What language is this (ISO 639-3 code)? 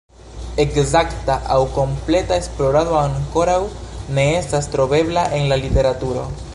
epo